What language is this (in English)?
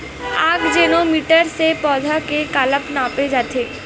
Chhattisgarhi